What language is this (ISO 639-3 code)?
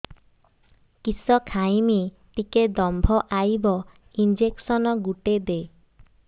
ori